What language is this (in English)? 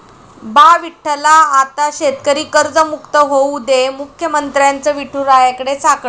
Marathi